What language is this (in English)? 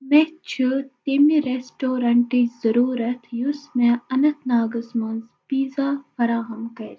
Kashmiri